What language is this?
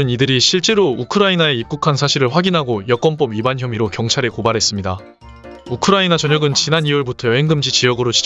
Korean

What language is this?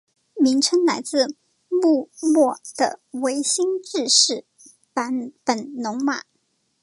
Chinese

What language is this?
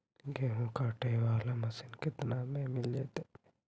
Magahi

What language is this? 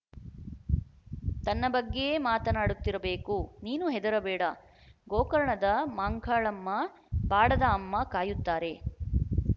Kannada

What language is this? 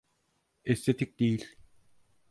Turkish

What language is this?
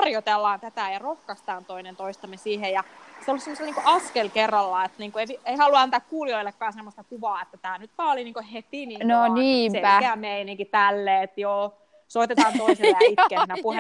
Finnish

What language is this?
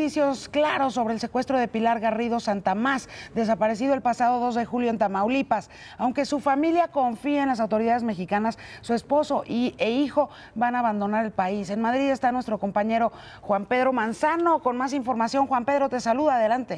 Spanish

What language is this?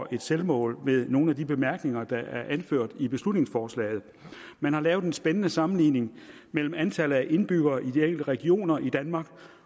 Danish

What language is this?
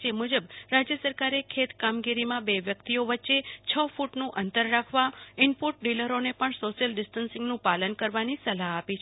Gujarati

